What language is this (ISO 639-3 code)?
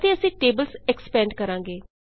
pan